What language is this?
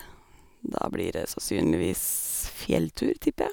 Norwegian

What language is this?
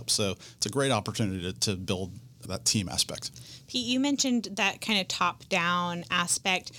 English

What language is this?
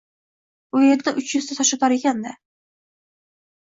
Uzbek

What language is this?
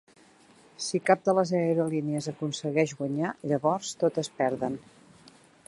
Catalan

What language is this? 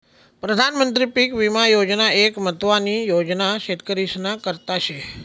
Marathi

